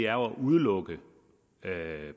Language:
Danish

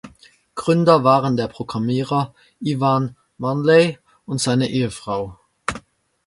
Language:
German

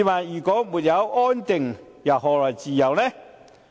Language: Cantonese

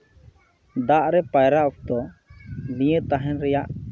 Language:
Santali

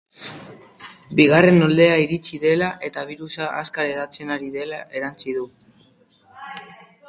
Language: Basque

